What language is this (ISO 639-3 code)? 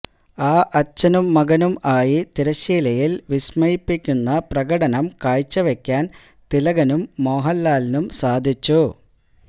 mal